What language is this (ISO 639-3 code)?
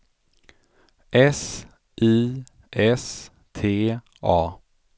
swe